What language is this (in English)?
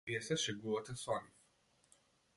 Macedonian